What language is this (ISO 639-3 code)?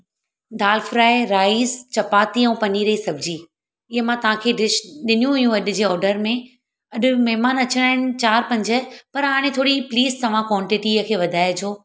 snd